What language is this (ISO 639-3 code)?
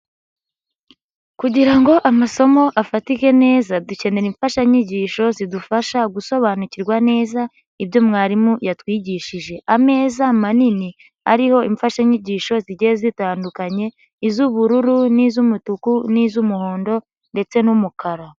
kin